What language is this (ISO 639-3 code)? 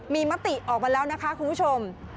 tha